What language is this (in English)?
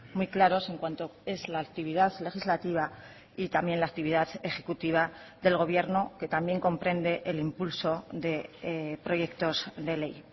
Spanish